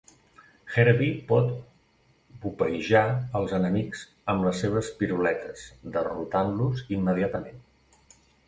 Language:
Catalan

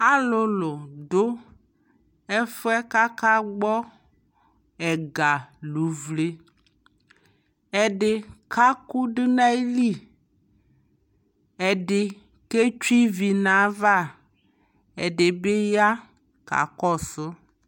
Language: Ikposo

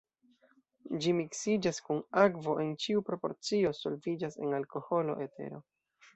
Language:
Esperanto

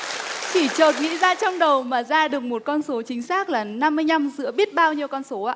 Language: Vietnamese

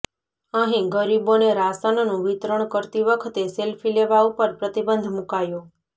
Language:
Gujarati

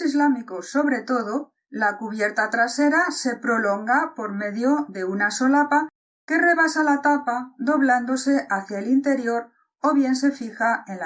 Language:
Spanish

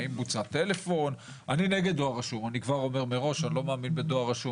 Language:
Hebrew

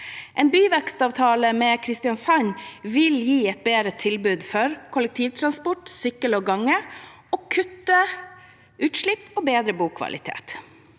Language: Norwegian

